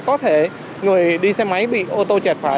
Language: Vietnamese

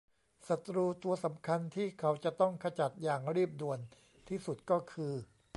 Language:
Thai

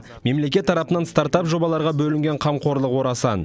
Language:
Kazakh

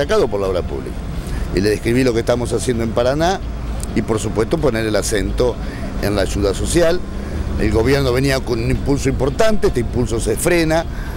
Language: Spanish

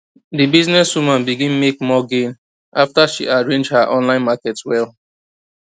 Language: Nigerian Pidgin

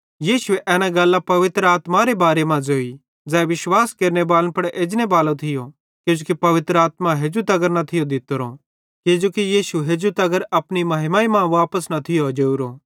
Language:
Bhadrawahi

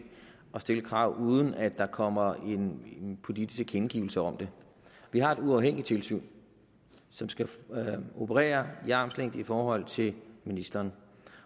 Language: Danish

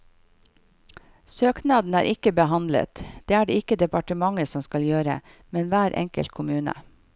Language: Norwegian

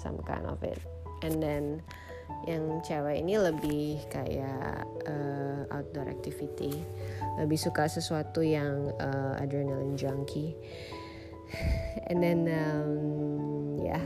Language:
Indonesian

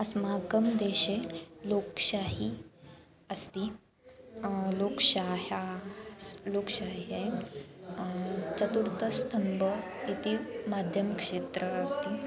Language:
Sanskrit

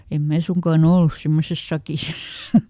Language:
Finnish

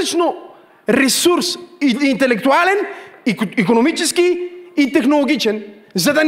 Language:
Bulgarian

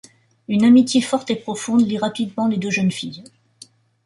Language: French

